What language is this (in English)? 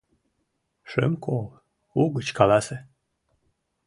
Mari